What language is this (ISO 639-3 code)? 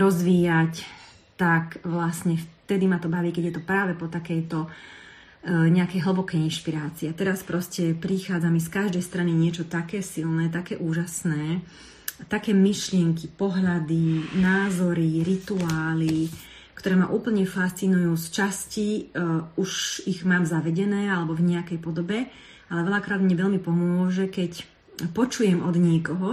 slk